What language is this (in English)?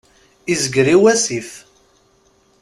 Kabyle